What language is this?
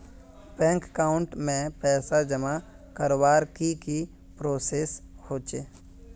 Magahi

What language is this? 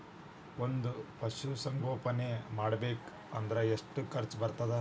Kannada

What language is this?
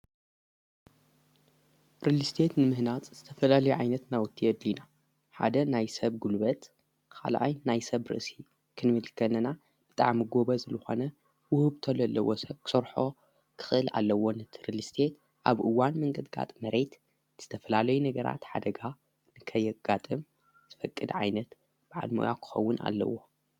Tigrinya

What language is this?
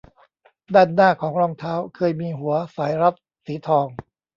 Thai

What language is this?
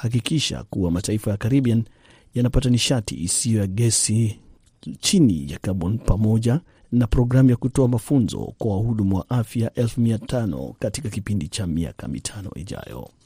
Swahili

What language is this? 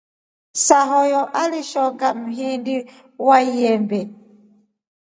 Rombo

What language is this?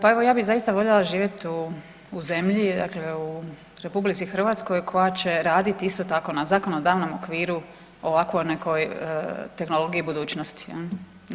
Croatian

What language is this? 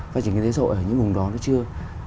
Vietnamese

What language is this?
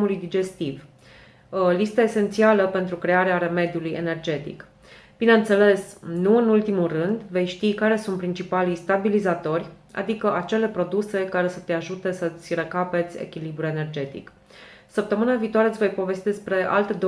Romanian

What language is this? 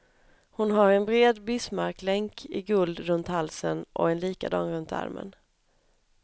Swedish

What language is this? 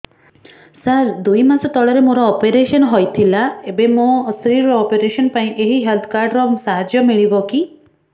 Odia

